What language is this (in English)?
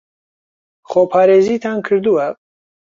Central Kurdish